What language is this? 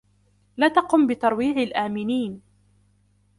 Arabic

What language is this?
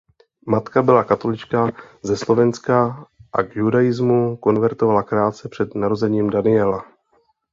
Czech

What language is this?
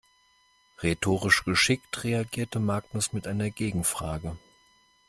German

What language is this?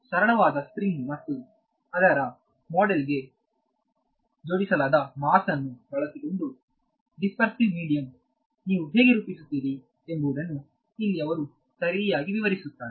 Kannada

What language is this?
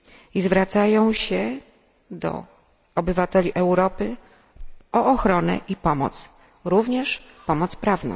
Polish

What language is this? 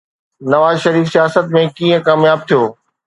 Sindhi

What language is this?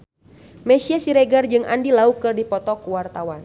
Sundanese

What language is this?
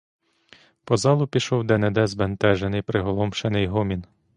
Ukrainian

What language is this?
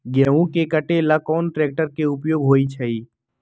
Magahi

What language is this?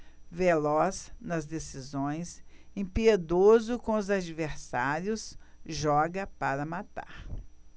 Portuguese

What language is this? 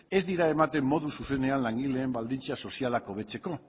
Basque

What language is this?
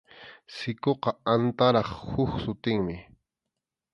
Arequipa-La Unión Quechua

